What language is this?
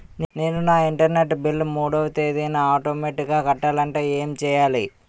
Telugu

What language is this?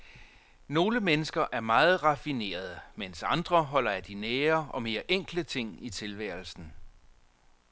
Danish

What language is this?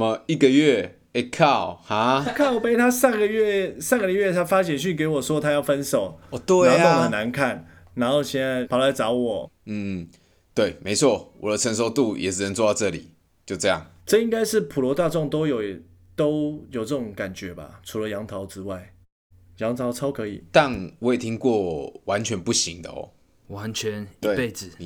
Chinese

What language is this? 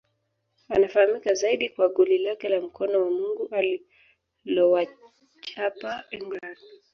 Swahili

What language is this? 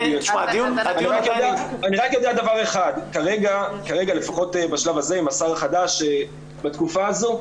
Hebrew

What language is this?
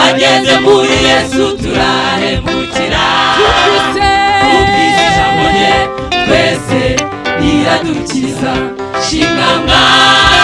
Indonesian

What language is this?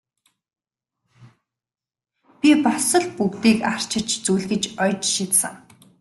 Mongolian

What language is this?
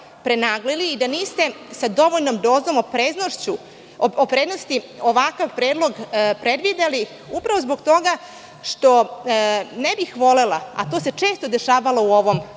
Serbian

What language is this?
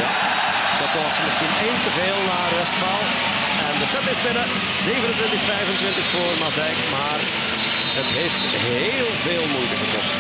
Dutch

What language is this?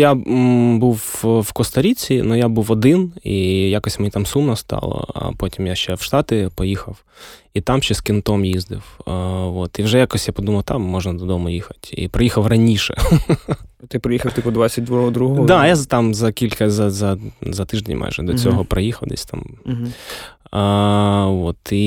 Ukrainian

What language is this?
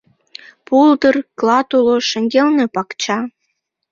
Mari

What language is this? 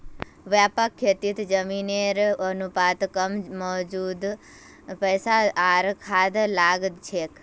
Magahi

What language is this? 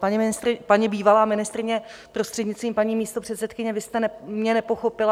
Czech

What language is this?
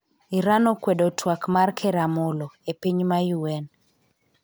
Luo (Kenya and Tanzania)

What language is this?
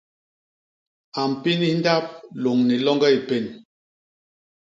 Basaa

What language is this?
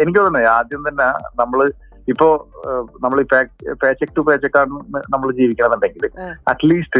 Malayalam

